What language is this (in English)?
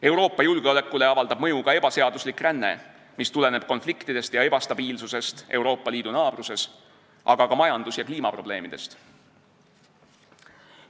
Estonian